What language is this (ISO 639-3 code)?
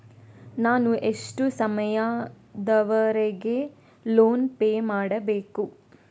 kan